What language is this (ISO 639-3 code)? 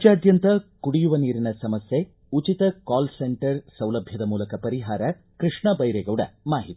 kan